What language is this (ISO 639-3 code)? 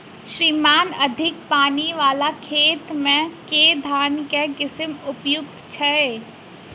mai